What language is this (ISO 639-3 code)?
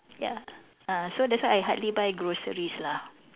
eng